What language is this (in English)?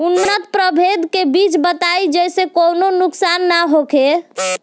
Bhojpuri